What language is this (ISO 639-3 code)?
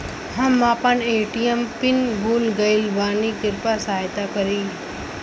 bho